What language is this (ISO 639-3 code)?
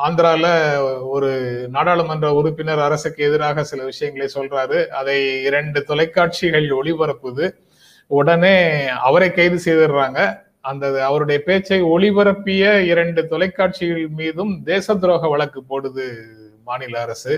tam